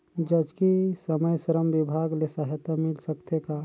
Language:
Chhattisgarhi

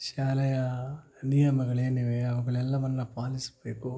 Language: Kannada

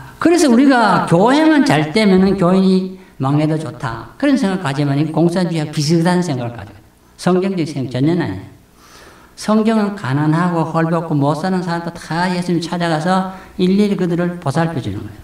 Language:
Korean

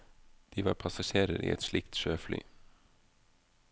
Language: Norwegian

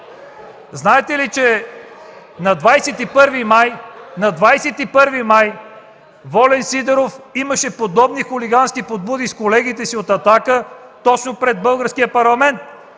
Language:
Bulgarian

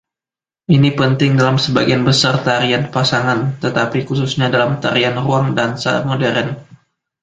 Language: Indonesian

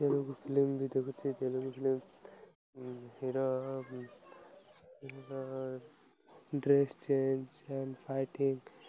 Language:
Odia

